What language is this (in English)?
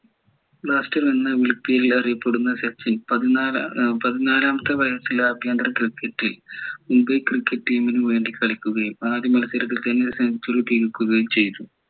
Malayalam